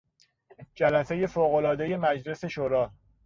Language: Persian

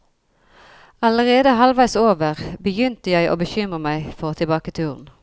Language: Norwegian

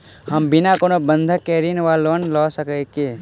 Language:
Maithili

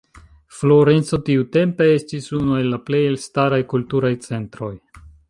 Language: Esperanto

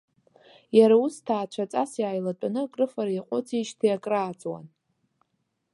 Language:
Abkhazian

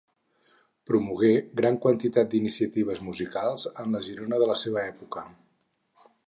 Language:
Catalan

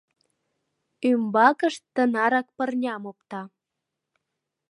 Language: Mari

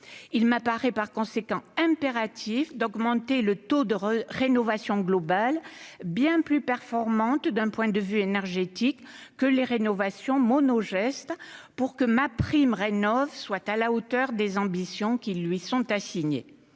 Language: French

